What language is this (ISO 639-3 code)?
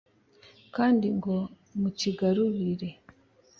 kin